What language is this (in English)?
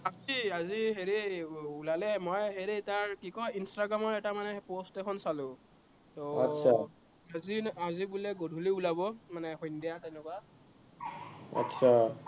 Assamese